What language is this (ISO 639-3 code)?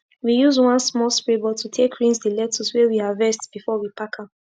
pcm